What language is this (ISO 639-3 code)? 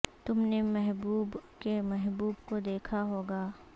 urd